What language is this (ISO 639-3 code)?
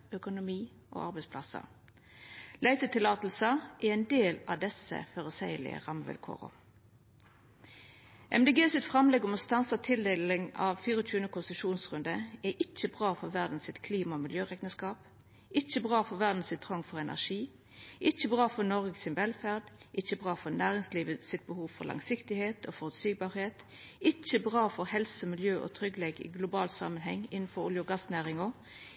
nno